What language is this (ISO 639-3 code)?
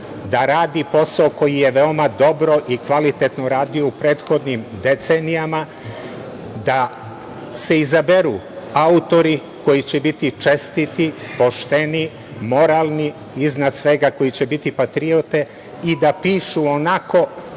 srp